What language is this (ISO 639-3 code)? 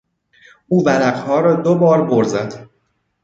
fas